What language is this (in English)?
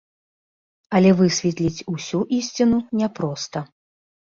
Belarusian